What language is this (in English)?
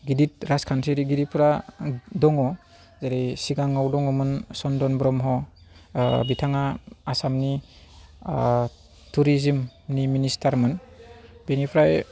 Bodo